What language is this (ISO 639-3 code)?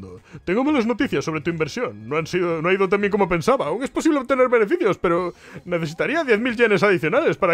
spa